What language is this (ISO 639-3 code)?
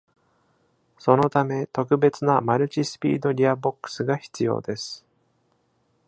jpn